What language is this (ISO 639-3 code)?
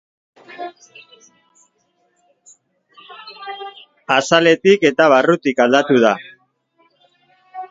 eus